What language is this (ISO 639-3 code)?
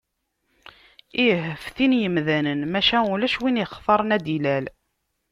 kab